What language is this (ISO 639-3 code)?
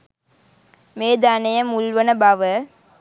sin